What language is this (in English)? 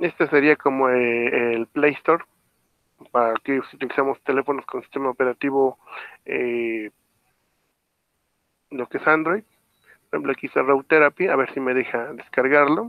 Spanish